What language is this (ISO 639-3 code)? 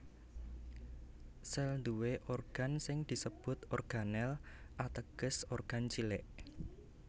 jav